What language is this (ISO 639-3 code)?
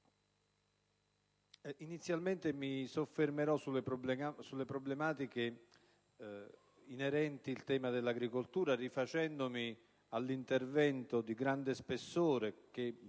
ita